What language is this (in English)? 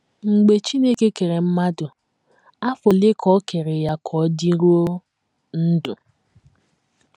Igbo